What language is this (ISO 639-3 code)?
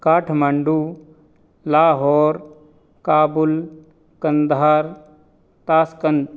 san